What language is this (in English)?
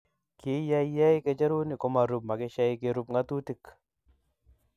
Kalenjin